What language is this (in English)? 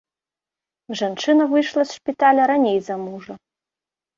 Belarusian